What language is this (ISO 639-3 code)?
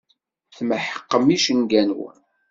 kab